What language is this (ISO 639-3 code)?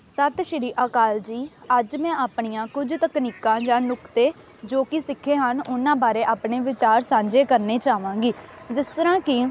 pan